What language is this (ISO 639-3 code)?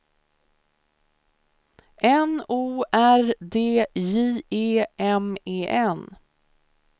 swe